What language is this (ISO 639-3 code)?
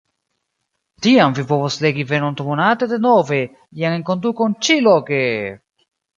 epo